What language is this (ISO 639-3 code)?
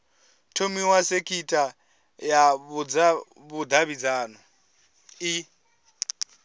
ven